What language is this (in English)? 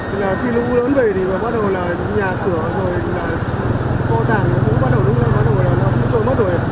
Vietnamese